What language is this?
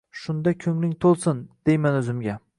Uzbek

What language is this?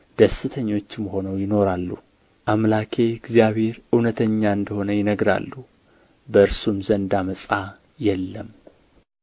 Amharic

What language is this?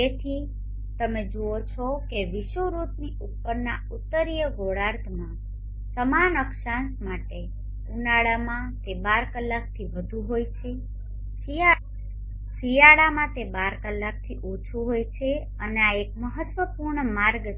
Gujarati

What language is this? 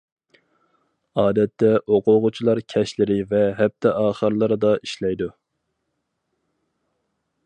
Uyghur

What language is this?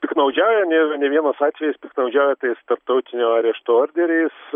Lithuanian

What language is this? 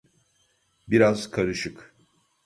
Turkish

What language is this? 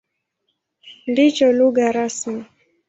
Swahili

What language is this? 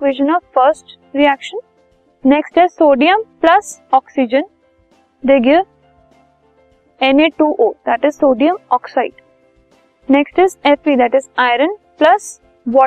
Hindi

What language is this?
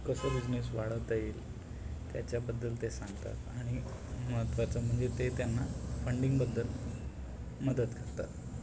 Marathi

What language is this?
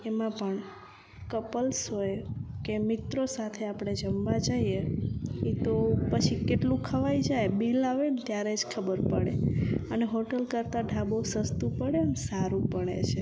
Gujarati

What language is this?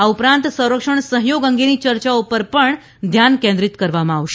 Gujarati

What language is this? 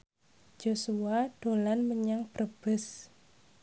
Javanese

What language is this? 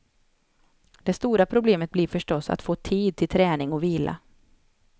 Swedish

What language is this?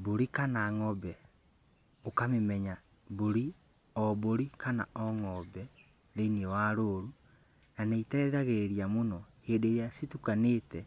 Kikuyu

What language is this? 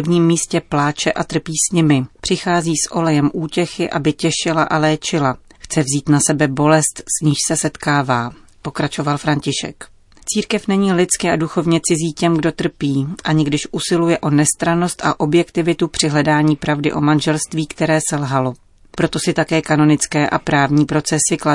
Czech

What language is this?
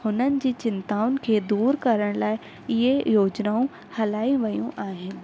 Sindhi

